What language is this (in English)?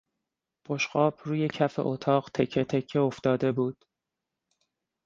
Persian